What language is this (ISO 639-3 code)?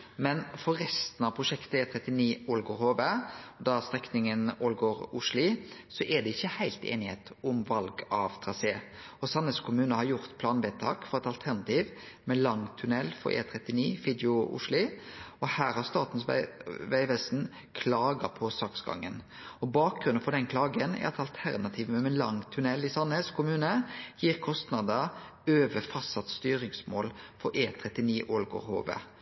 nno